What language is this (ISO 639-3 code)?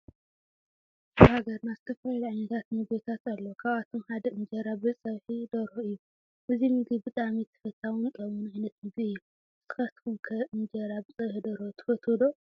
tir